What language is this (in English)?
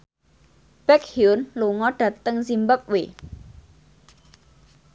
Javanese